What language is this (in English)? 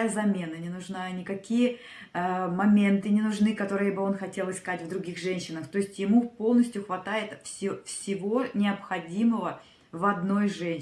Russian